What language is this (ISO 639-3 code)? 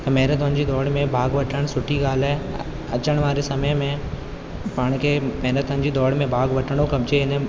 snd